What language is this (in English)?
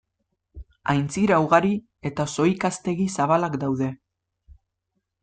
Basque